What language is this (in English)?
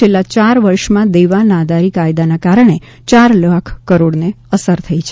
Gujarati